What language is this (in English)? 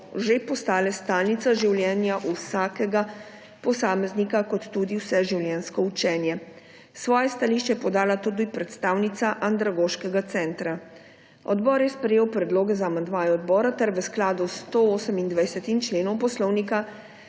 Slovenian